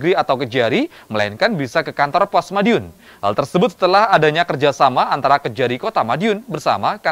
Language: Indonesian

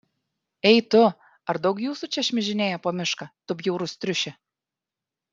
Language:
Lithuanian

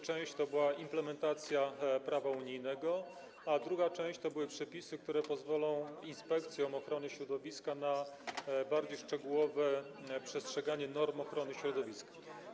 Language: Polish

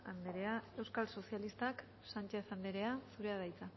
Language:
Basque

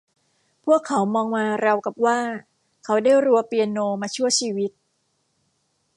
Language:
Thai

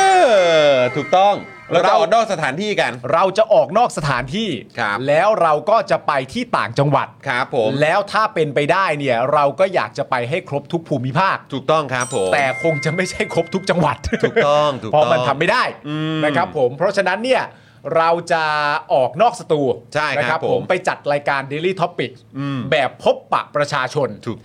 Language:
Thai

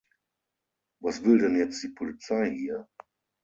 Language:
German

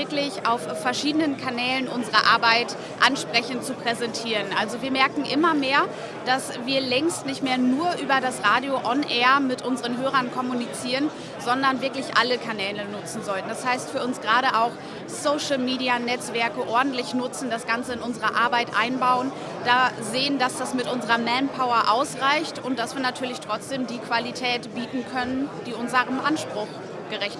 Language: German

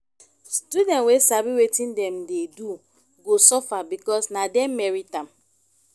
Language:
Nigerian Pidgin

